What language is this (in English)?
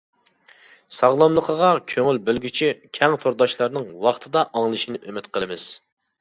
Uyghur